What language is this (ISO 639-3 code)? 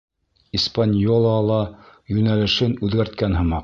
bak